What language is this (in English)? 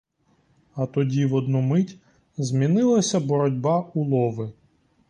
Ukrainian